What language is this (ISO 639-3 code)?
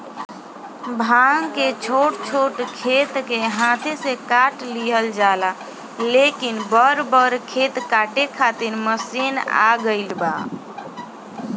bho